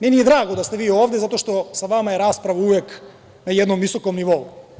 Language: Serbian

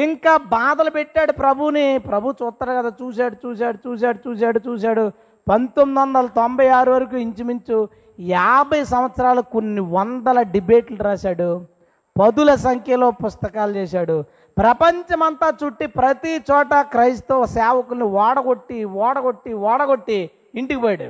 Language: Telugu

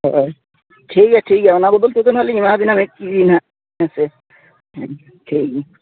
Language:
Santali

